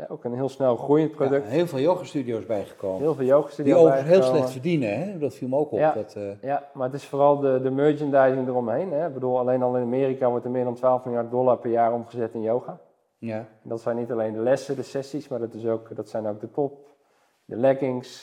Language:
Dutch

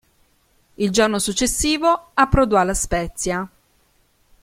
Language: Italian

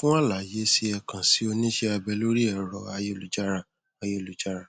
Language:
Yoruba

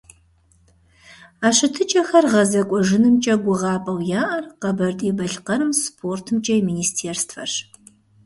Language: Kabardian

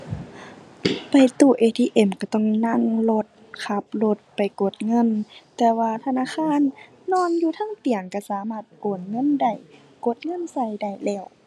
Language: Thai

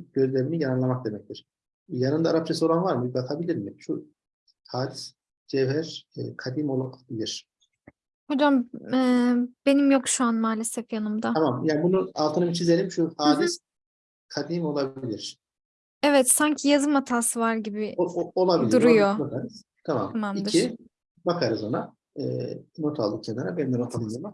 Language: Turkish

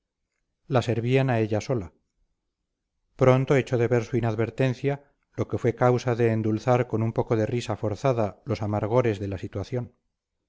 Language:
Spanish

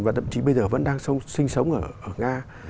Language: Vietnamese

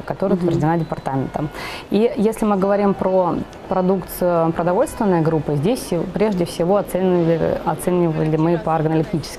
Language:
Russian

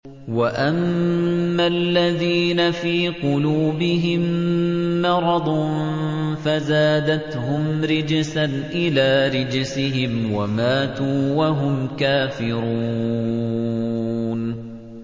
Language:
Arabic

